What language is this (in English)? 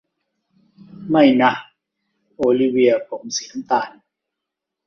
Thai